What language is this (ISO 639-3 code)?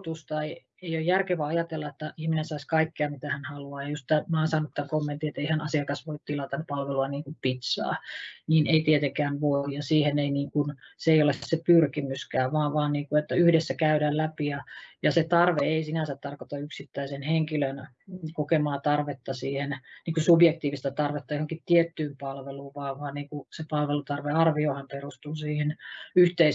fin